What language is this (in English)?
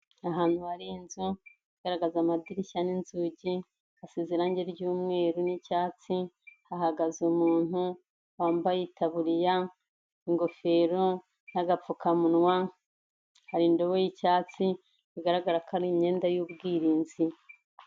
Kinyarwanda